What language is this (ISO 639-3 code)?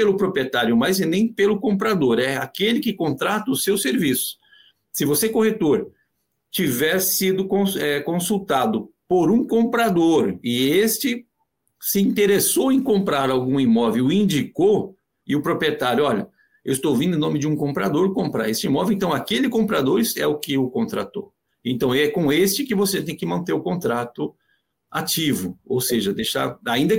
por